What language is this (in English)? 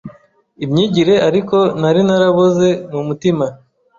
Kinyarwanda